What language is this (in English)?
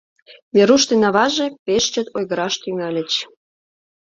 Mari